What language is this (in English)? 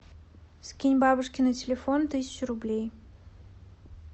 Russian